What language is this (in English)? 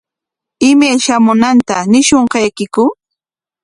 Corongo Ancash Quechua